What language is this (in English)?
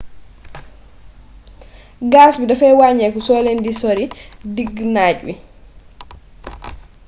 Wolof